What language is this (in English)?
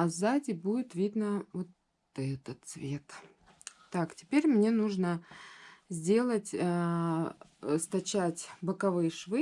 Russian